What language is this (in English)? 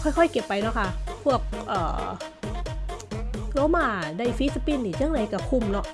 Thai